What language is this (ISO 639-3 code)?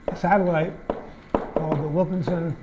eng